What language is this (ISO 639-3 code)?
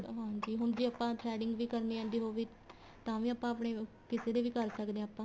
pan